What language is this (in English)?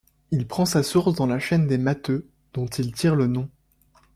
French